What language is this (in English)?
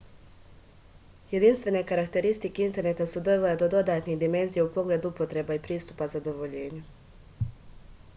Serbian